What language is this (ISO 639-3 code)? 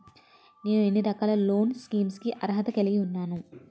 tel